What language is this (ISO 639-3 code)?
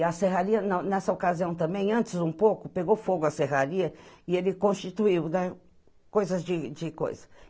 por